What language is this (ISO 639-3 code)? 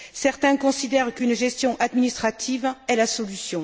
fra